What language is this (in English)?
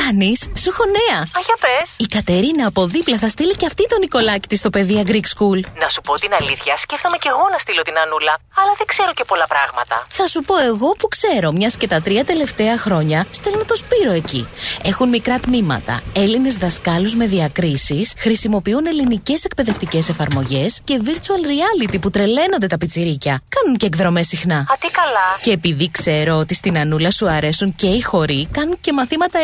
Greek